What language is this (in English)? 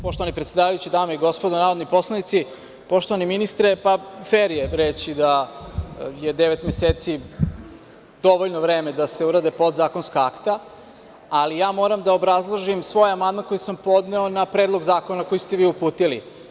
Serbian